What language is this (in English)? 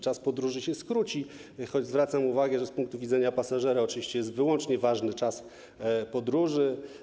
Polish